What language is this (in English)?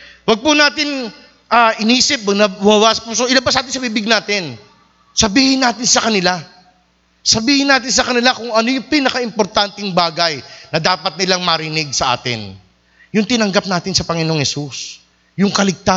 Filipino